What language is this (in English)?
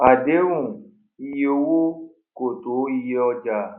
Yoruba